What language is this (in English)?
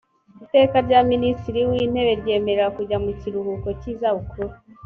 Kinyarwanda